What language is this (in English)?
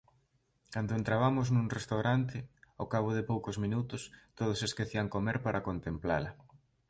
Galician